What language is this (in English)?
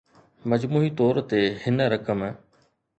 Sindhi